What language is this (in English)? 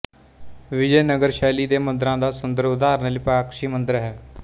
Punjabi